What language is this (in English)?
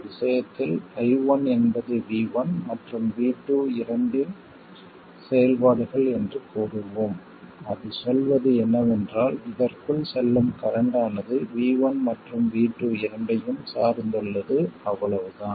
Tamil